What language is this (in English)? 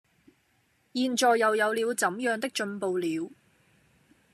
Cantonese